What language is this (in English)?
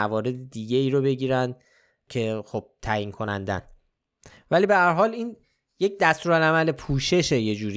Persian